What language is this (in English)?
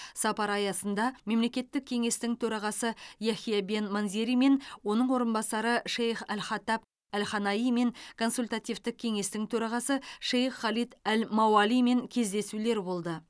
Kazakh